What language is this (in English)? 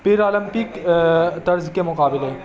Urdu